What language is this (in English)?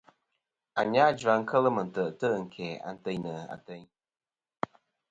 Kom